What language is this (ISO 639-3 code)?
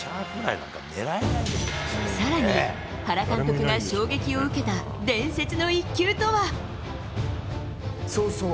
jpn